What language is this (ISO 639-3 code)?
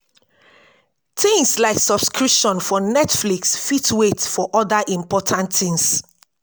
pcm